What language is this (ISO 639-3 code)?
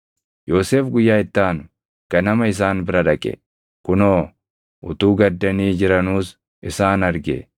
orm